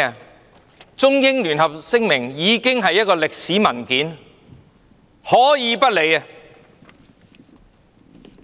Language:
Cantonese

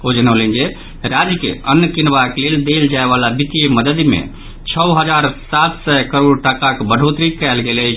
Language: Maithili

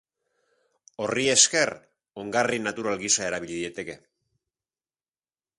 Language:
Basque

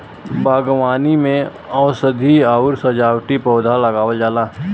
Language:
Bhojpuri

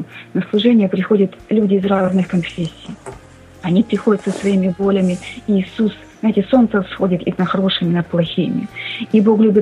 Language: Russian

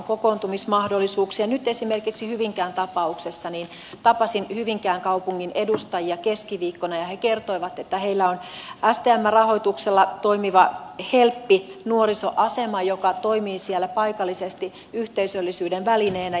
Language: Finnish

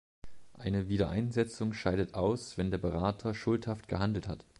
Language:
German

